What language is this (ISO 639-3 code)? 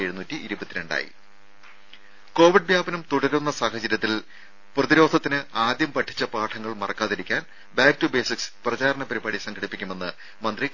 mal